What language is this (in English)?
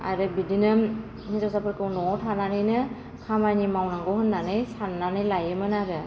Bodo